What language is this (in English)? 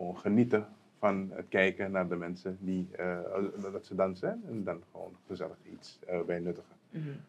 Dutch